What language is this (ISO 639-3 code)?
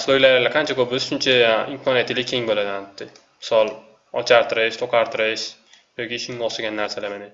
tur